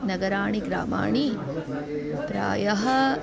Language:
Sanskrit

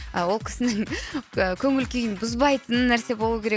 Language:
Kazakh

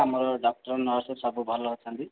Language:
Odia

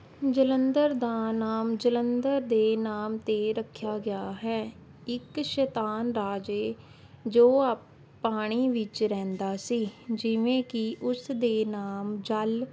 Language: Punjabi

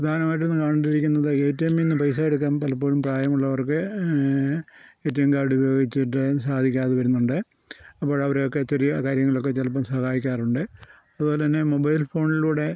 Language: Malayalam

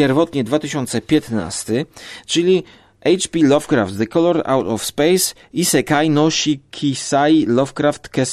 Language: Polish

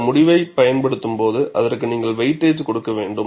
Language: Tamil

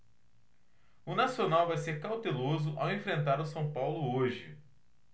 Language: Portuguese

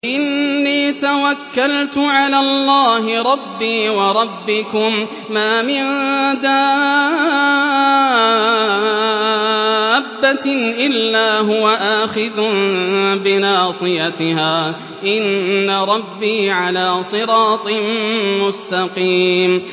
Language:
Arabic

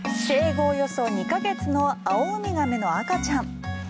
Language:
Japanese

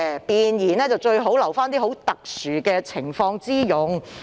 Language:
Cantonese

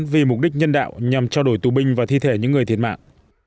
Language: Vietnamese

